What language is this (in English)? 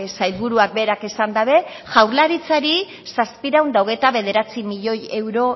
Basque